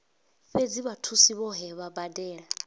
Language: Venda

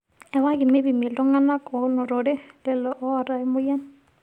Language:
Masai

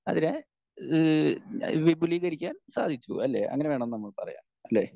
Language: Malayalam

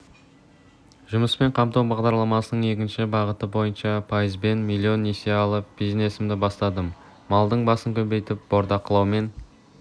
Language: Kazakh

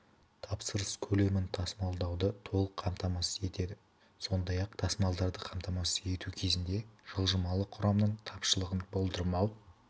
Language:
Kazakh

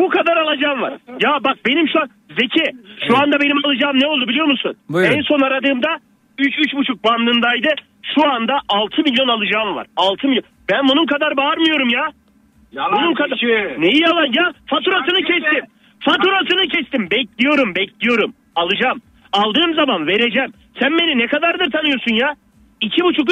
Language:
Turkish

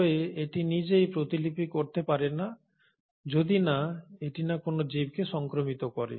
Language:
Bangla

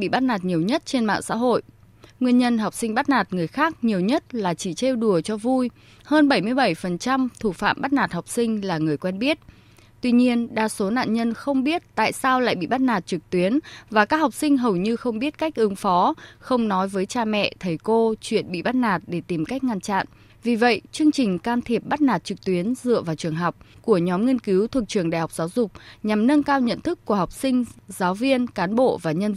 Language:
Vietnamese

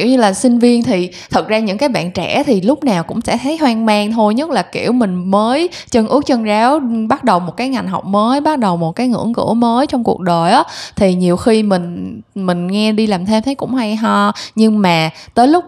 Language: Vietnamese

